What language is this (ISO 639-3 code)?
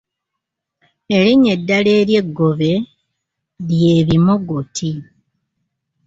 lug